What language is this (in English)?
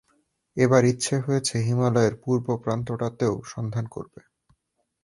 Bangla